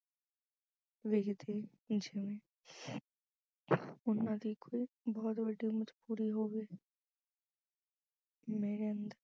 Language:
Punjabi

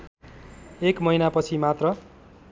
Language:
Nepali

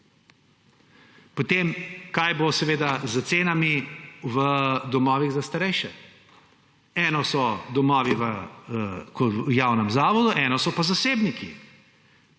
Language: Slovenian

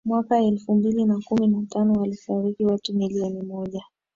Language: Swahili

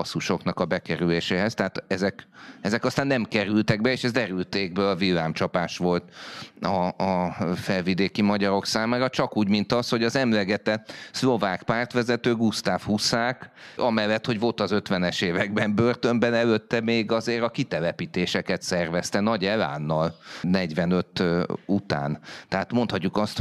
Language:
Hungarian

